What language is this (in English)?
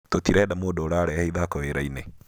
Kikuyu